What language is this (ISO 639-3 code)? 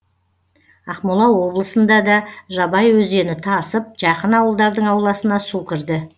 kaz